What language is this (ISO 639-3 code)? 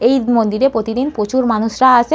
ben